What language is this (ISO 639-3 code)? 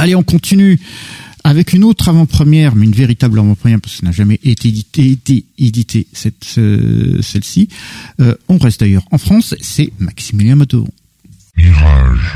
fra